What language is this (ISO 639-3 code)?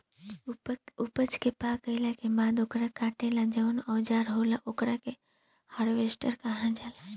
bho